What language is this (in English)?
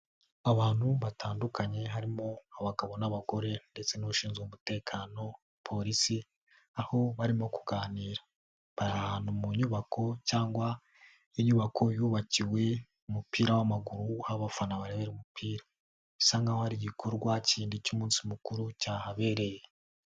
Kinyarwanda